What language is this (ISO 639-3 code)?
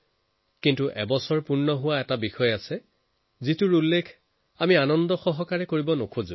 asm